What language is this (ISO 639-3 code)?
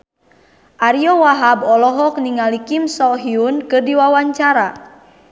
sun